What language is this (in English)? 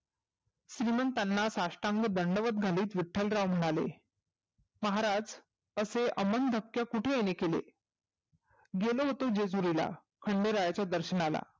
Marathi